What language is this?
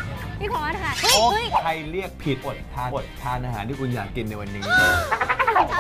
Thai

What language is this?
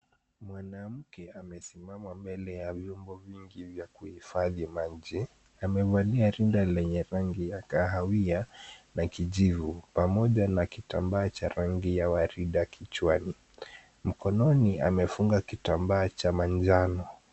Swahili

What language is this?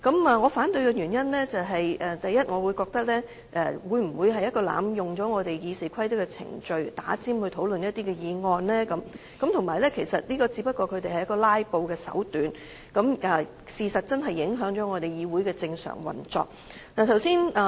Cantonese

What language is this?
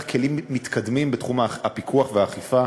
Hebrew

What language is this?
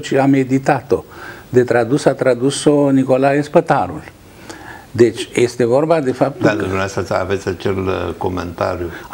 Romanian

